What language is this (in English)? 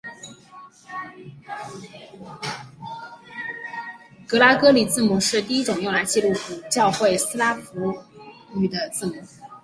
Chinese